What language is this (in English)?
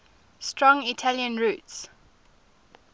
English